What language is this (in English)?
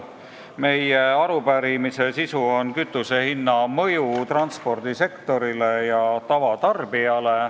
Estonian